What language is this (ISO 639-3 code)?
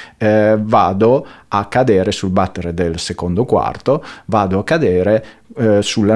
ita